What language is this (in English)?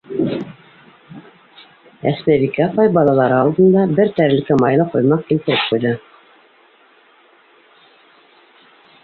Bashkir